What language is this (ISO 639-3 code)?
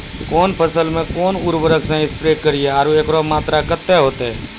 mai